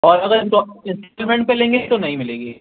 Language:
Urdu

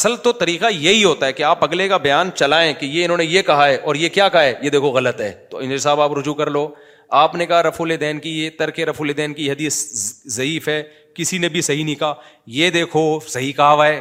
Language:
Urdu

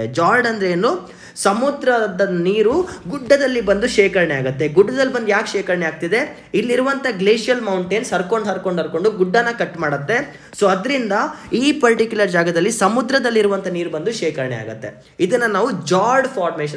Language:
Kannada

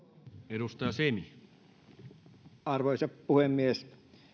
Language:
Finnish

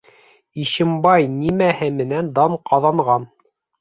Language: Bashkir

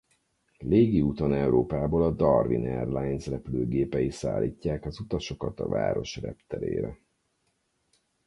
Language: Hungarian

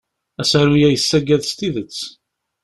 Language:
Kabyle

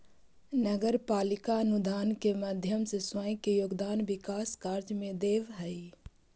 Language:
Magahi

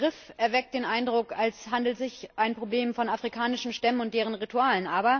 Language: German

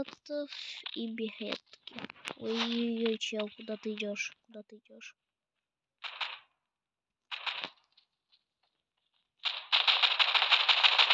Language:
Russian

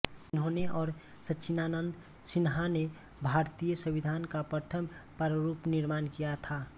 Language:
Hindi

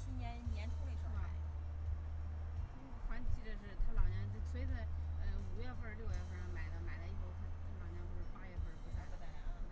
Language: Chinese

